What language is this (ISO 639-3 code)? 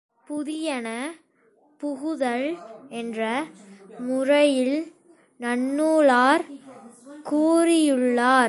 tam